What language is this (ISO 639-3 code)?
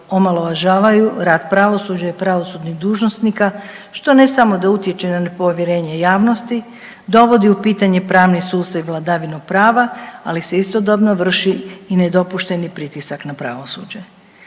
hrv